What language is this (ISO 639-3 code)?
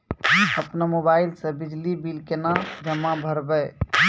mai